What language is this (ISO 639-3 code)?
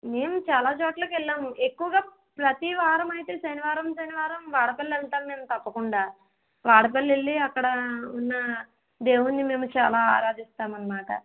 tel